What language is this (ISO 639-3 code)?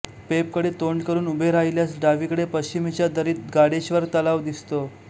mar